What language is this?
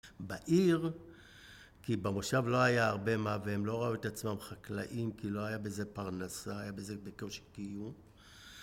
Hebrew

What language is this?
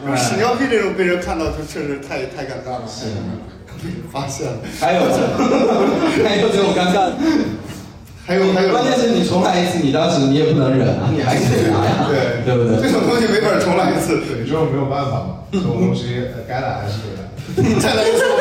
Chinese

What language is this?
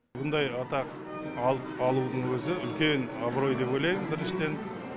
Kazakh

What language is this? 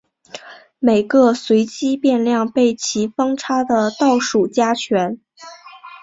Chinese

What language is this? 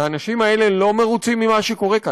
Hebrew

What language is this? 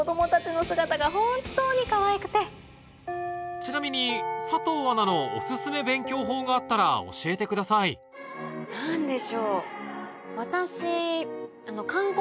Japanese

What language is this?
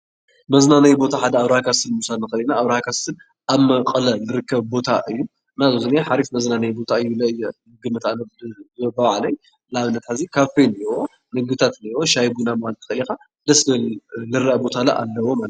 Tigrinya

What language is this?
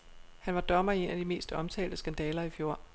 Danish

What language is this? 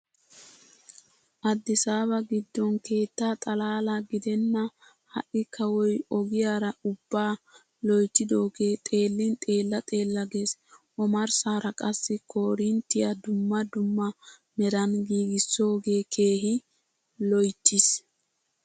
Wolaytta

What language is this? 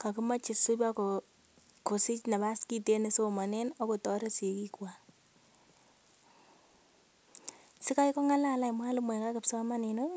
Kalenjin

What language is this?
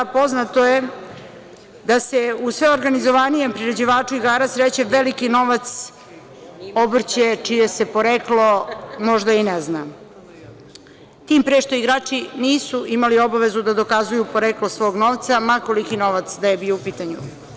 Serbian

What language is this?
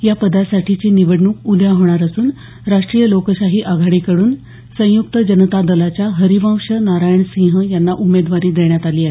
Marathi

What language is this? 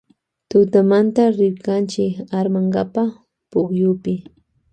Loja Highland Quichua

